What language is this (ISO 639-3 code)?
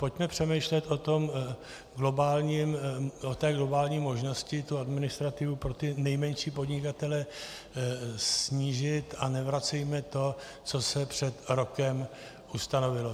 ces